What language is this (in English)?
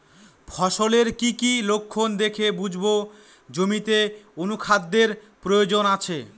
Bangla